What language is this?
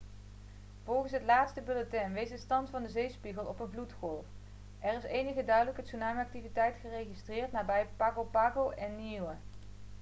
Dutch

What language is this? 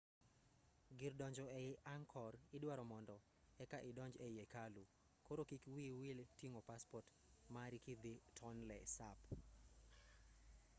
Luo (Kenya and Tanzania)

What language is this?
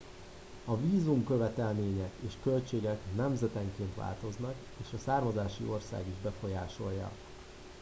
Hungarian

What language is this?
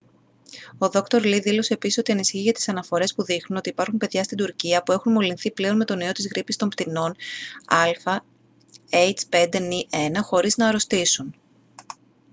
Greek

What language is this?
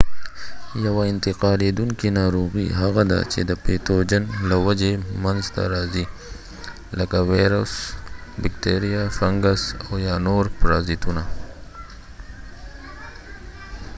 Pashto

